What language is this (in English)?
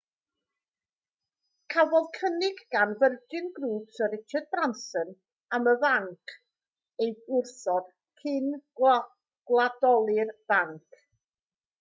Welsh